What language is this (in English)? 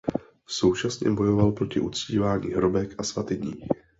Czech